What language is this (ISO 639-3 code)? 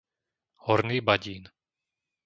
slk